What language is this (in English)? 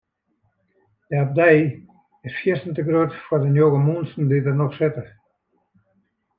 Western Frisian